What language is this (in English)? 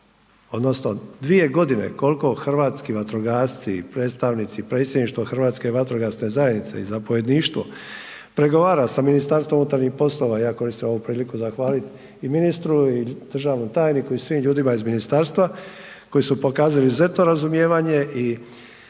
Croatian